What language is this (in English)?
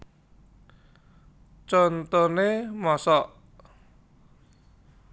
Javanese